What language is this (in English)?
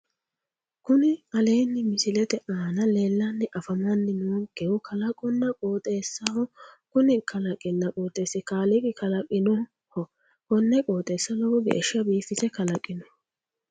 Sidamo